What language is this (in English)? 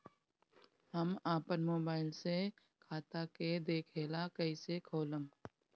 Bhojpuri